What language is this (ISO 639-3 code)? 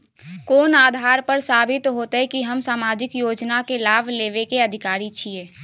mai